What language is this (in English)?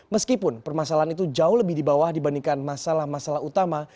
Indonesian